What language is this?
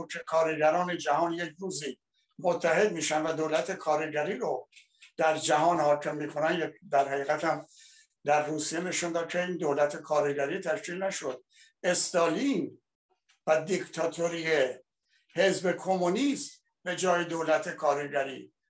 Persian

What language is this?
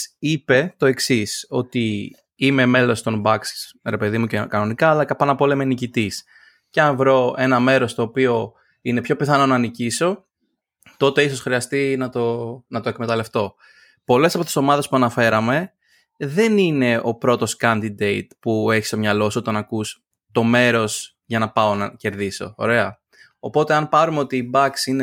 Greek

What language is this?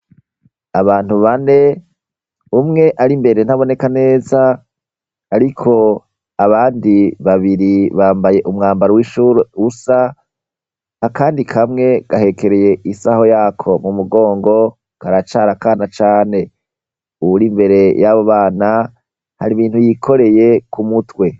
Rundi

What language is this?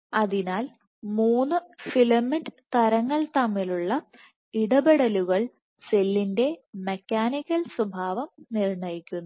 Malayalam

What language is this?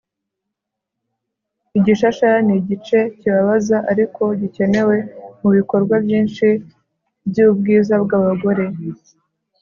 Kinyarwanda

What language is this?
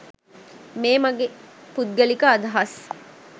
Sinhala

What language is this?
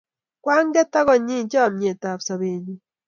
Kalenjin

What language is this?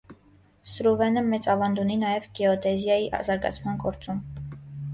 Armenian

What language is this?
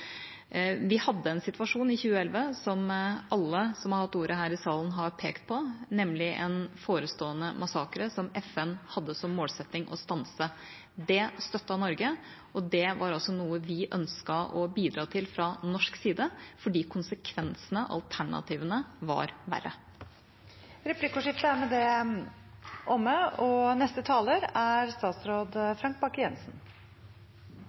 Norwegian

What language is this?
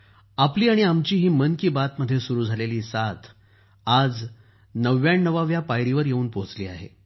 Marathi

